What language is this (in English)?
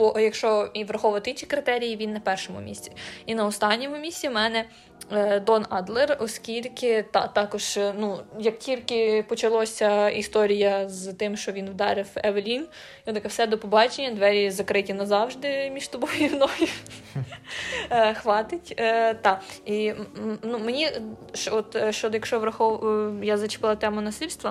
Ukrainian